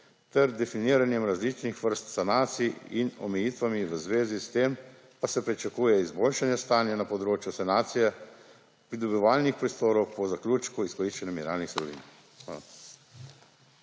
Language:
Slovenian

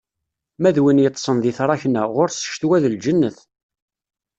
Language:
Kabyle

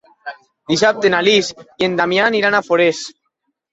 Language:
Catalan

